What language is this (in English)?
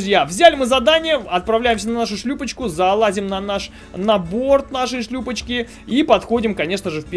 Russian